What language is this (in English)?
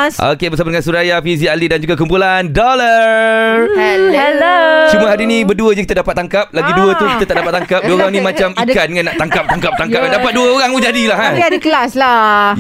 Malay